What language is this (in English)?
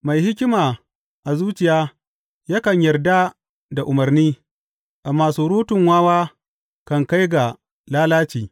Hausa